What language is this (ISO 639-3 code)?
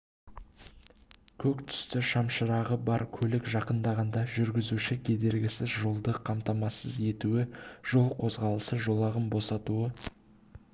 kaz